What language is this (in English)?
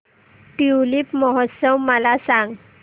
Marathi